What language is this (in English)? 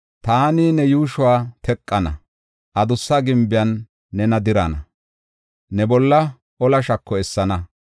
Gofa